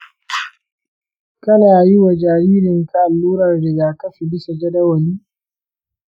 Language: Hausa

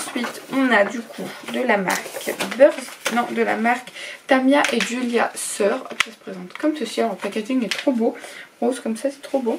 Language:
French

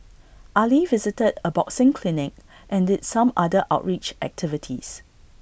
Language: English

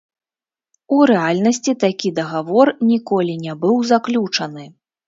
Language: Belarusian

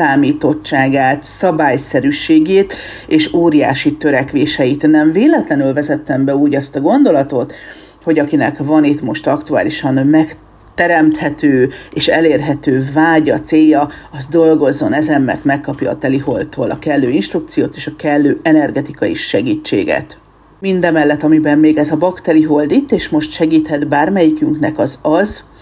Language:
Hungarian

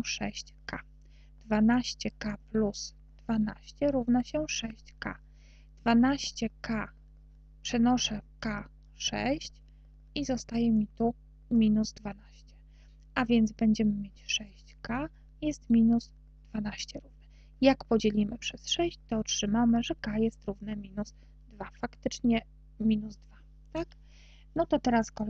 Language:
Polish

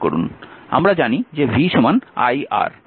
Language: Bangla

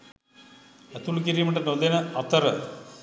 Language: Sinhala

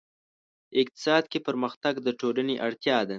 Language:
Pashto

